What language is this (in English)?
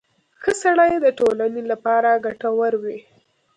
Pashto